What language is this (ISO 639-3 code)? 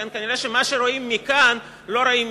heb